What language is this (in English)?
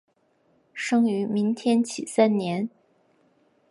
Chinese